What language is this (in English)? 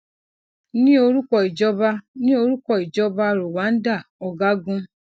Yoruba